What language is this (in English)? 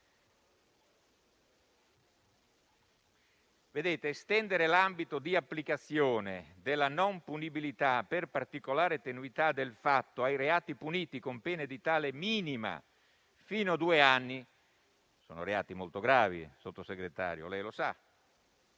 Italian